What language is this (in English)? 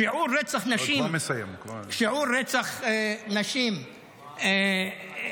Hebrew